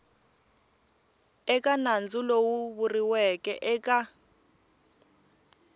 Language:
Tsonga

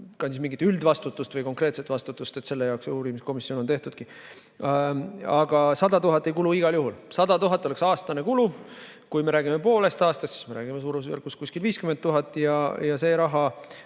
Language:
Estonian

